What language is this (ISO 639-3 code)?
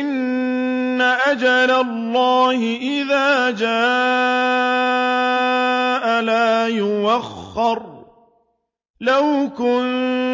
ara